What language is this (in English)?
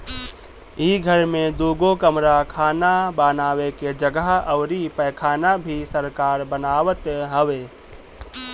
Bhojpuri